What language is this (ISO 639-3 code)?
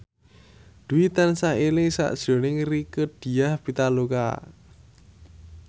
jav